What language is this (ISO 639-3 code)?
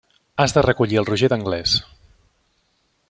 cat